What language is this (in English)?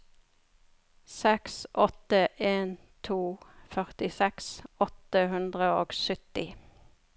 Norwegian